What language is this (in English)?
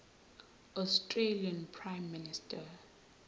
Zulu